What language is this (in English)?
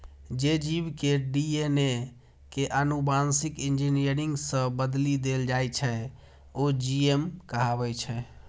Maithili